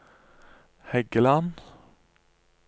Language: Norwegian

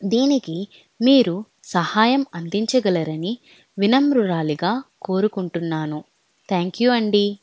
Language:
Telugu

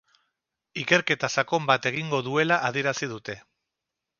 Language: Basque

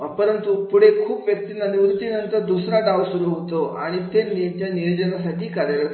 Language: Marathi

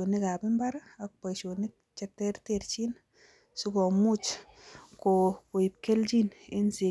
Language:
Kalenjin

